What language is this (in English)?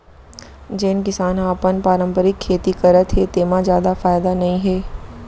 Chhattisgarhi